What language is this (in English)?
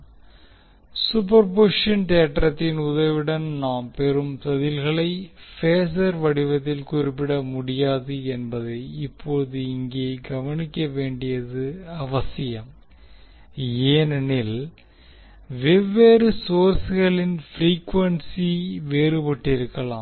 Tamil